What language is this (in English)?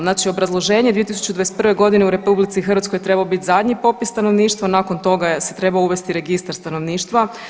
Croatian